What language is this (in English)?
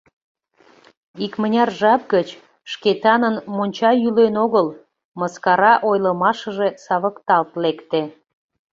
Mari